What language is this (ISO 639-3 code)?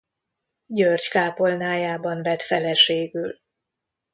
hun